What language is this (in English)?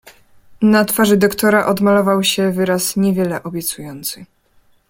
Polish